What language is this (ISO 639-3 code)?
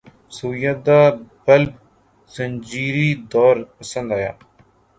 urd